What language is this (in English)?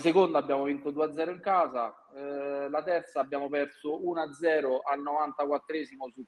Italian